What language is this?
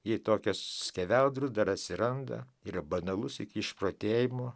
Lithuanian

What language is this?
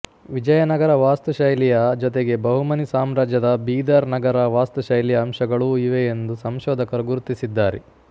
Kannada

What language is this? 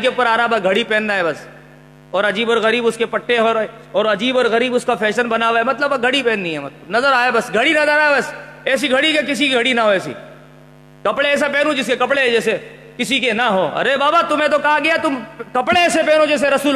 Urdu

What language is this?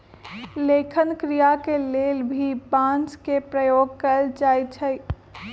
Magahi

